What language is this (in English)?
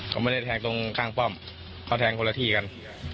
Thai